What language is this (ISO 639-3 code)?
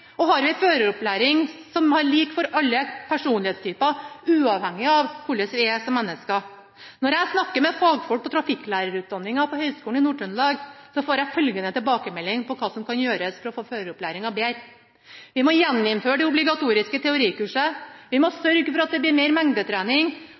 nob